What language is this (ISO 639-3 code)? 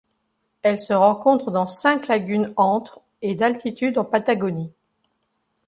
fra